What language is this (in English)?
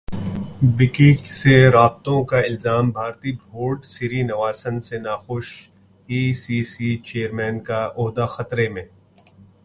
Urdu